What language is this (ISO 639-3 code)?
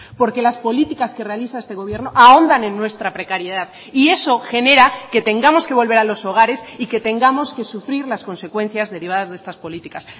spa